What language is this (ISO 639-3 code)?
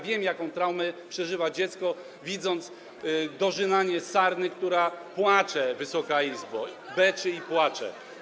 pol